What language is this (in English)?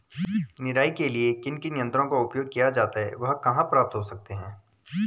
Hindi